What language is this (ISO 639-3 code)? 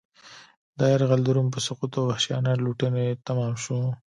pus